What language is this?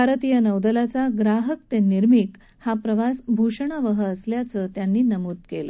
Marathi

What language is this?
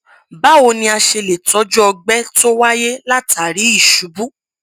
Yoruba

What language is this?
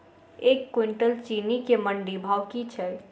Maithili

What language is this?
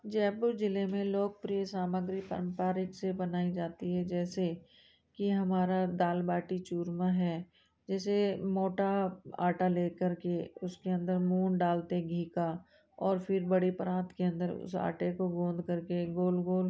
Hindi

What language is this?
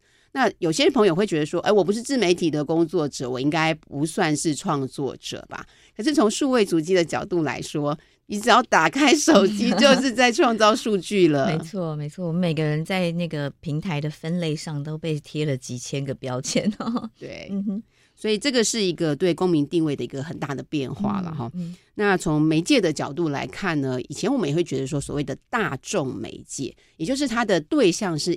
Chinese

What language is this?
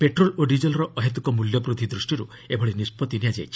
Odia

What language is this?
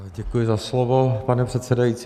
Czech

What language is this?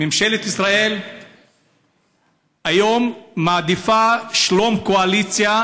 Hebrew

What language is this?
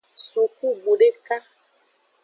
Aja (Benin)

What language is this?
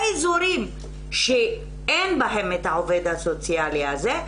Hebrew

